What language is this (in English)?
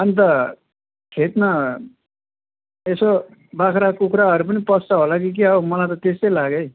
Nepali